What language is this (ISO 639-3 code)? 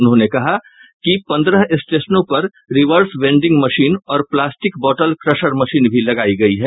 hin